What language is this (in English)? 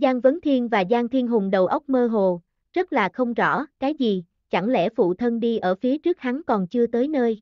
Vietnamese